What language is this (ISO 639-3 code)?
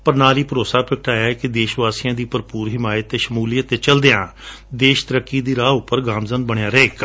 pan